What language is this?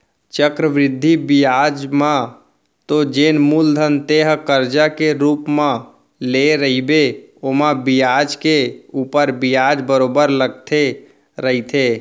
Chhattisgarhi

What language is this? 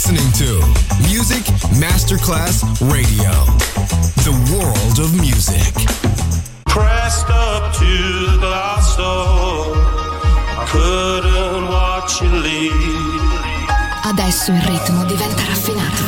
Italian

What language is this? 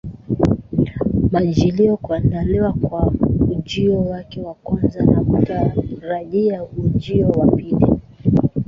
Swahili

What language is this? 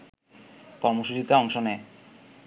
Bangla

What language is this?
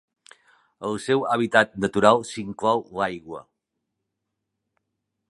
Catalan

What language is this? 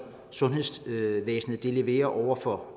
Danish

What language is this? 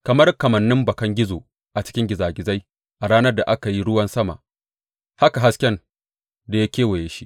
Hausa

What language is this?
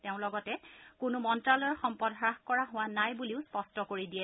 Assamese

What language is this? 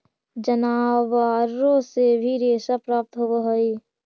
Magahi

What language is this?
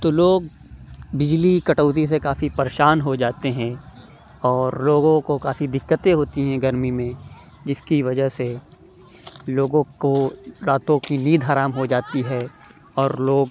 Urdu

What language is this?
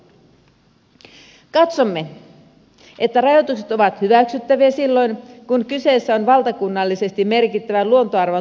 Finnish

